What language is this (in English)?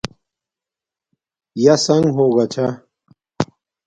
Domaaki